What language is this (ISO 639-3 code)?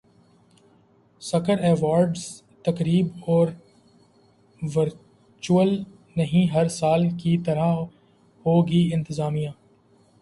urd